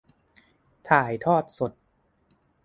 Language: Thai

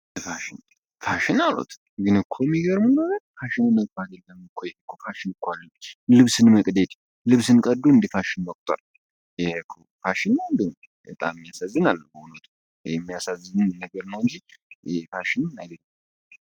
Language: Amharic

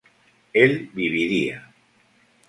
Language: Spanish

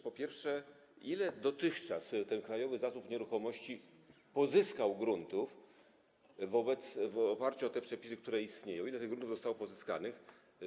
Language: Polish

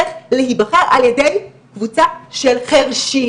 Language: Hebrew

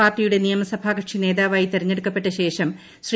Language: Malayalam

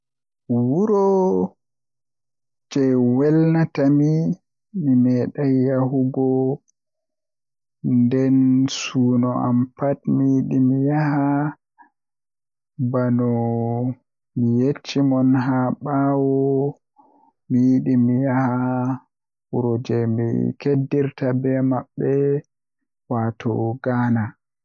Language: Western Niger Fulfulde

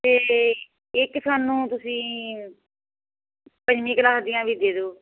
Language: Punjabi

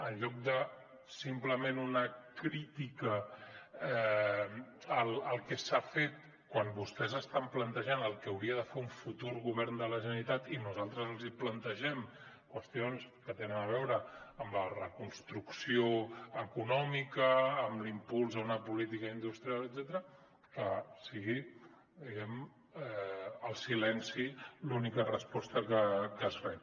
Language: Catalan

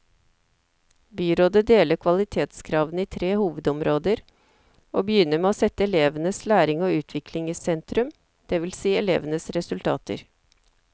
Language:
Norwegian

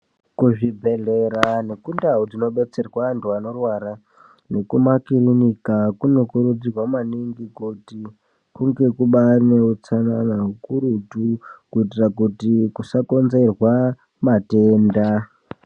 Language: Ndau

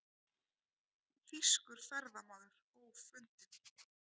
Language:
Icelandic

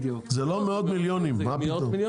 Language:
Hebrew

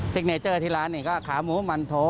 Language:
Thai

